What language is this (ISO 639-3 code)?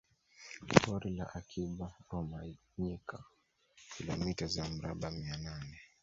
swa